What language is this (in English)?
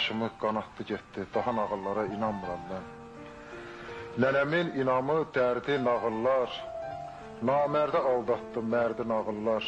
Turkish